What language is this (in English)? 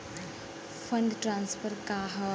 Bhojpuri